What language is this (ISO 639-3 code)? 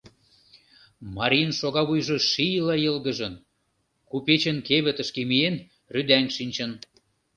chm